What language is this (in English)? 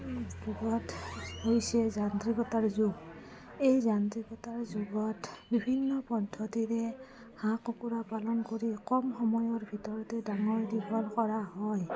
Assamese